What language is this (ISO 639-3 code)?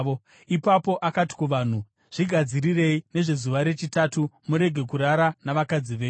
sna